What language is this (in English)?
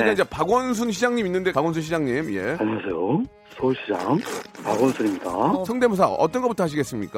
Korean